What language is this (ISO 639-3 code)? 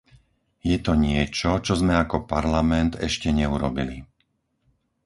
slk